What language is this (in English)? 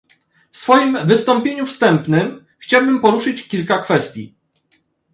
Polish